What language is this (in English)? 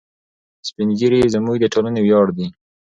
Pashto